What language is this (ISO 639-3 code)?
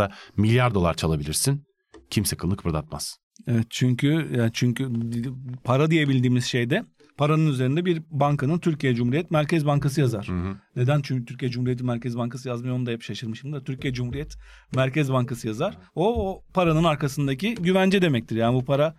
tur